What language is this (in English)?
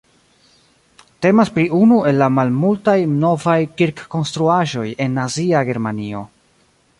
Esperanto